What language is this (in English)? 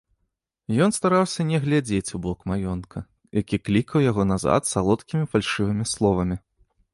Belarusian